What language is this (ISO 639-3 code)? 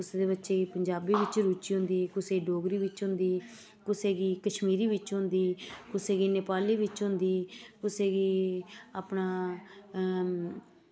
doi